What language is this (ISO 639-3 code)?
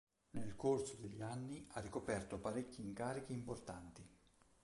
ita